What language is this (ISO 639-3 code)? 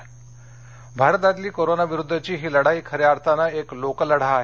mar